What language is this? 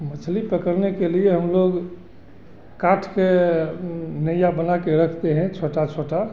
Hindi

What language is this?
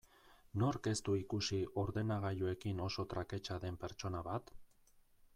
Basque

